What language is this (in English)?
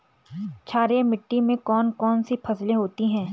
Hindi